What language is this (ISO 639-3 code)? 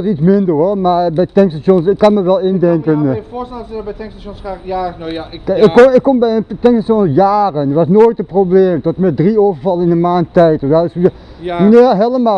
nld